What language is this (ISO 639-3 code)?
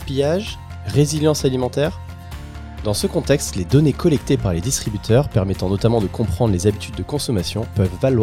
fra